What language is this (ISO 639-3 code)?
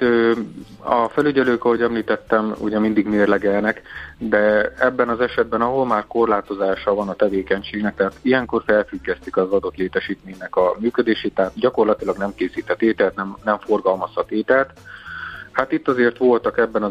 hun